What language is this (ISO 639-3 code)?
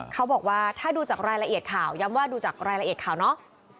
tha